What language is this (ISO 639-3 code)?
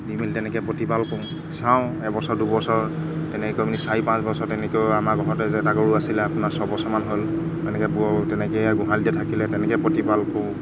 asm